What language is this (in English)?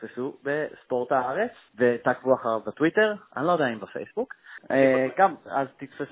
Hebrew